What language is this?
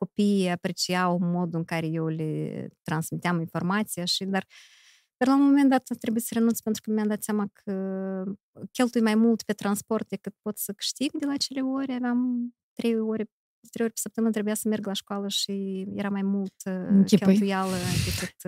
Romanian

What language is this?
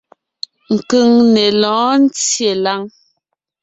Ngiemboon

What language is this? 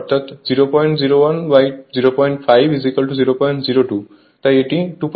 Bangla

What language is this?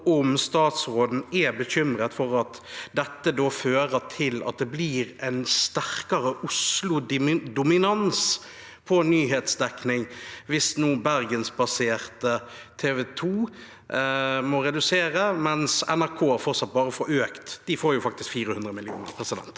Norwegian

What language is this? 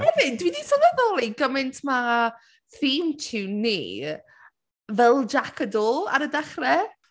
Welsh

